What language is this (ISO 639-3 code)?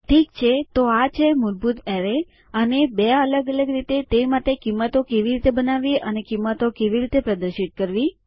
guj